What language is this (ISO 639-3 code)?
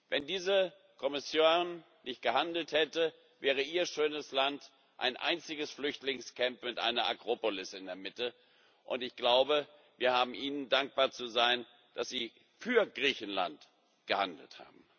deu